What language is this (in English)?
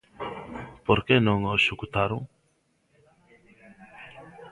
Galician